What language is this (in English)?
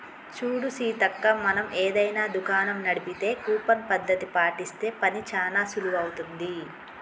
Telugu